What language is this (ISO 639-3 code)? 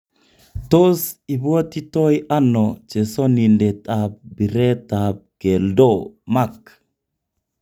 kln